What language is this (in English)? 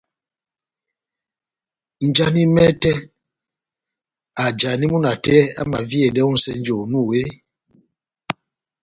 Batanga